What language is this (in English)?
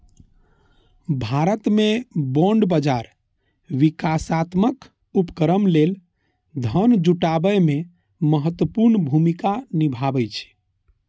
Maithili